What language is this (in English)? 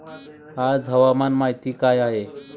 Marathi